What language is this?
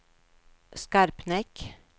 Swedish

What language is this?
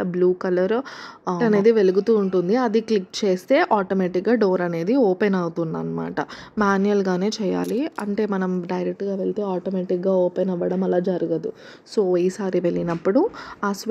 Telugu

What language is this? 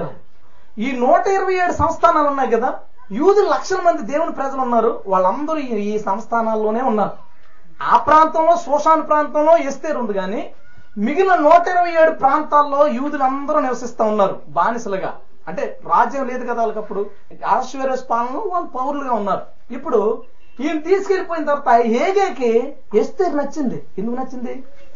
Telugu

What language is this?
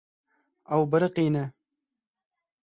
Kurdish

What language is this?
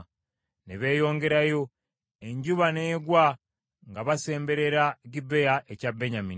Ganda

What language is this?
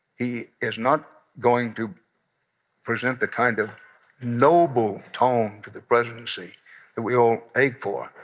English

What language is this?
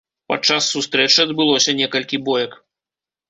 Belarusian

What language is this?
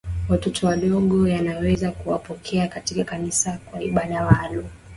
Swahili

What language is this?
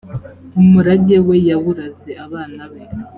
Kinyarwanda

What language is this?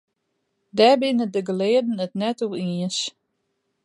Western Frisian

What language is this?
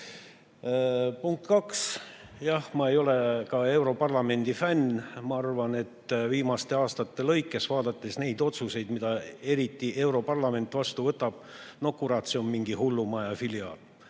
Estonian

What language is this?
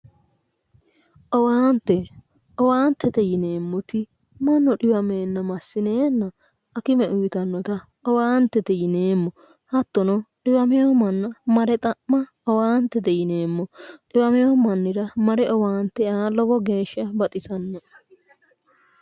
Sidamo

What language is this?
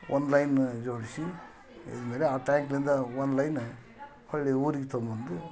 Kannada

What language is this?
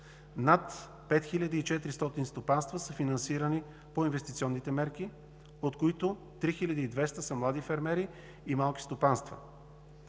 Bulgarian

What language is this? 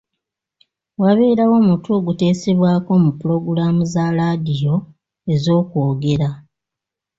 Ganda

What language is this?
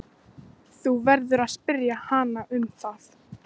Icelandic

